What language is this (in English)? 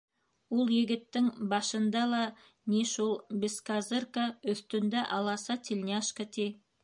Bashkir